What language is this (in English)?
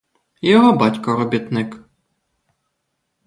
Ukrainian